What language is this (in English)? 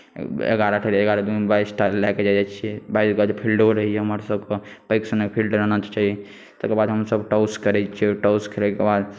Maithili